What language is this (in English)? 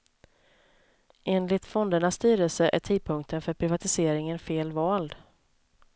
Swedish